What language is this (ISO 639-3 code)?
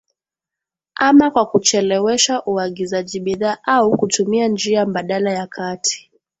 swa